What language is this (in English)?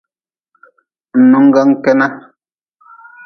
Nawdm